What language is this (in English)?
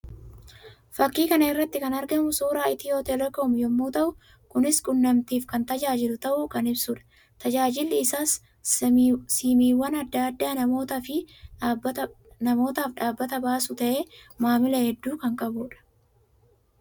Oromo